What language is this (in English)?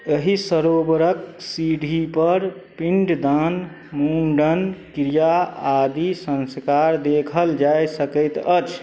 Maithili